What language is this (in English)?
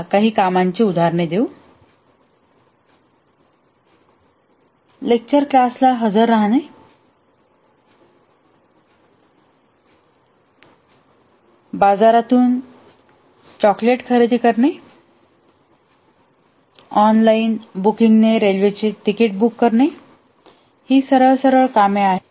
Marathi